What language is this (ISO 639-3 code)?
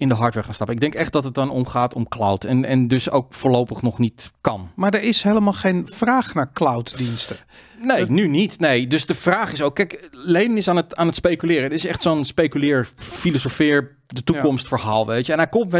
nld